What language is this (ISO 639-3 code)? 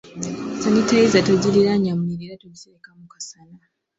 lug